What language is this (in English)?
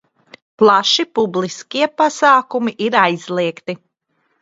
Latvian